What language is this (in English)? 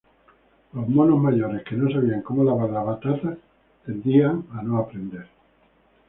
Spanish